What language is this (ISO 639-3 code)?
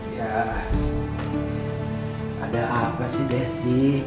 ind